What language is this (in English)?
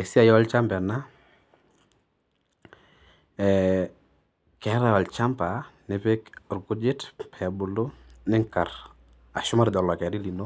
Masai